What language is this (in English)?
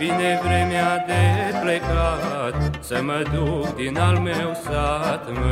Romanian